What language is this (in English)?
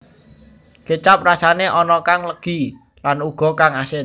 Javanese